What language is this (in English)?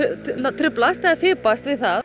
Icelandic